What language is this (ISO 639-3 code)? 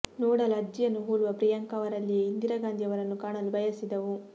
kan